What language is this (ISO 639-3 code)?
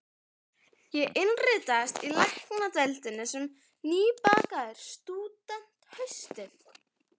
isl